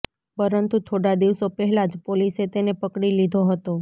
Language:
Gujarati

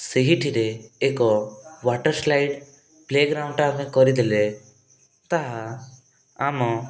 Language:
Odia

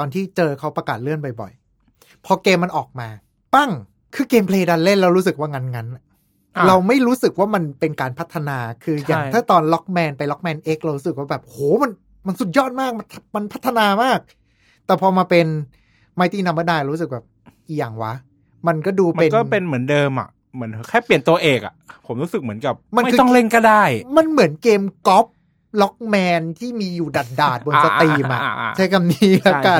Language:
Thai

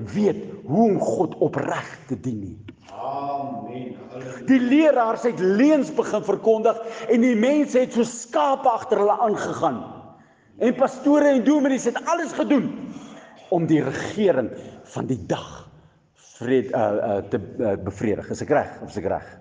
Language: Dutch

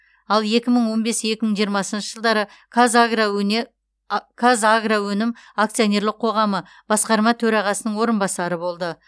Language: Kazakh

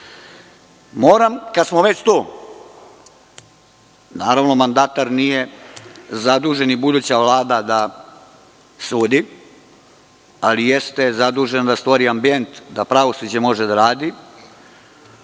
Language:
Serbian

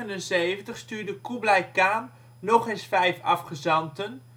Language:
Dutch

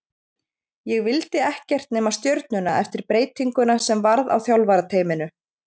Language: Icelandic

